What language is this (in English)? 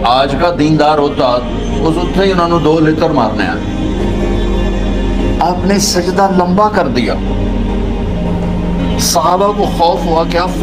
Hindi